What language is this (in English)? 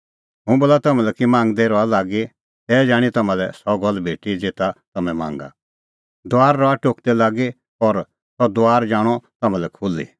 Kullu Pahari